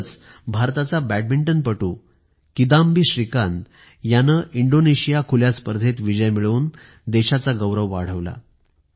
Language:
Marathi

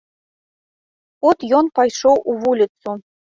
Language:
Belarusian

